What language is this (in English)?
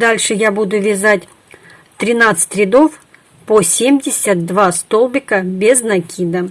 Russian